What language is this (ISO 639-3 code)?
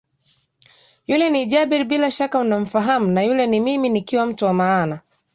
swa